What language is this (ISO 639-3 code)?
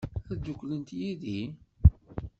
kab